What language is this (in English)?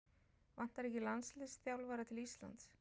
Icelandic